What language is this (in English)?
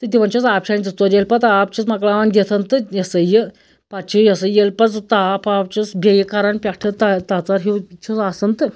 Kashmiri